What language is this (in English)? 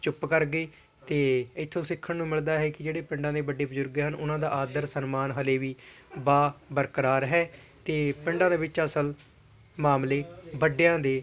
Punjabi